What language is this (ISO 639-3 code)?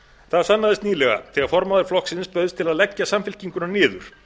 isl